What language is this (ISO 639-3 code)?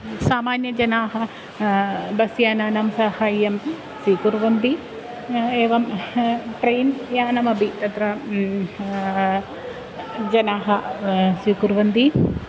san